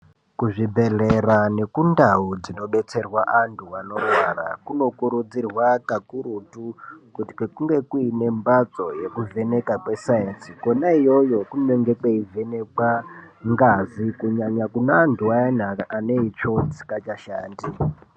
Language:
Ndau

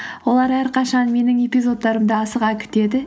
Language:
Kazakh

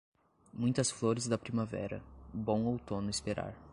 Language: Portuguese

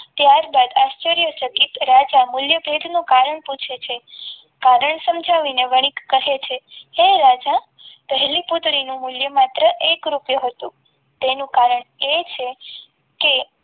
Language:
Gujarati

